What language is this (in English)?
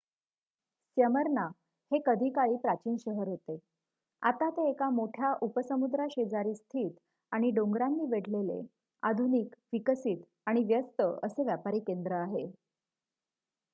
Marathi